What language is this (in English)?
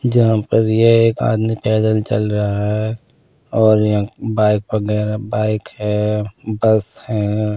Hindi